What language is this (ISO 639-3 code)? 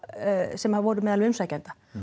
isl